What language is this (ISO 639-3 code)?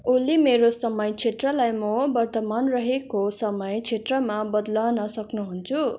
nep